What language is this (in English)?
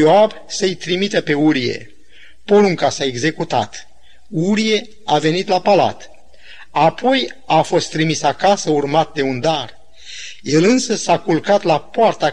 Romanian